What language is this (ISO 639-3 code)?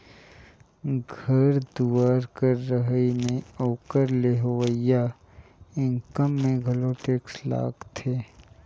hne